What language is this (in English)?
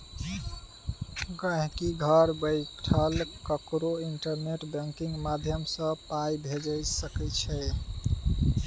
Maithili